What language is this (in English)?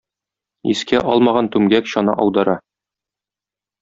Tatar